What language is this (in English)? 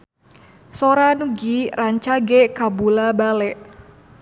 Sundanese